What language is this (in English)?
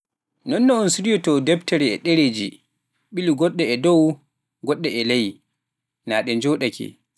Pular